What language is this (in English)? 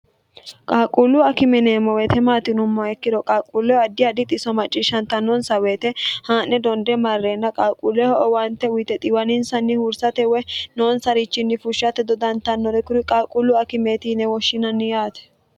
Sidamo